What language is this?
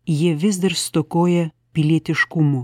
Lithuanian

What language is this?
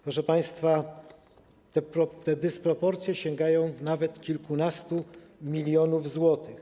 Polish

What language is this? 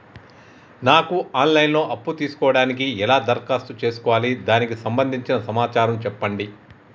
Telugu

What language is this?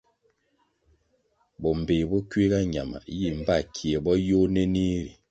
Kwasio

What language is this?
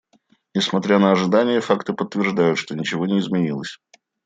Russian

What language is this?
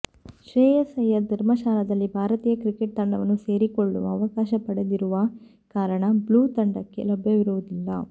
Kannada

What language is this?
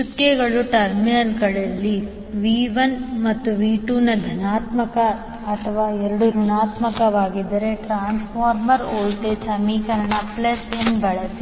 Kannada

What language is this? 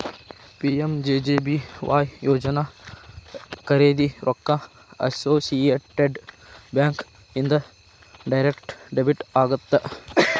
Kannada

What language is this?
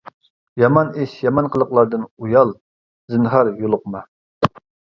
Uyghur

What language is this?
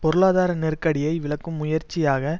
Tamil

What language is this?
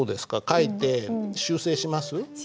Japanese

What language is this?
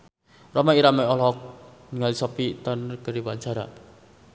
Sundanese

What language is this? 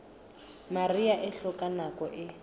Southern Sotho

